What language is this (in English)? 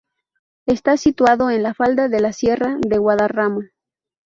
Spanish